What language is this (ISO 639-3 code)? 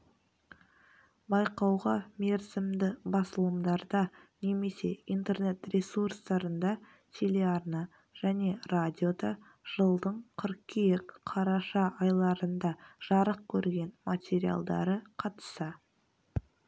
kaz